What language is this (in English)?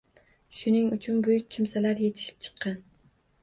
Uzbek